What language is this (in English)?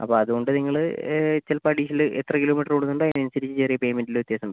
Malayalam